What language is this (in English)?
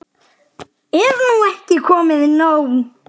Icelandic